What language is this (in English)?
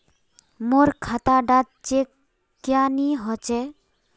Magahi